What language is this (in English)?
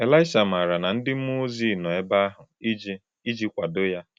Igbo